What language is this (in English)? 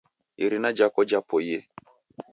Taita